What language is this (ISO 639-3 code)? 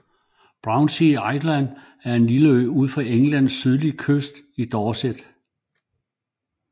dan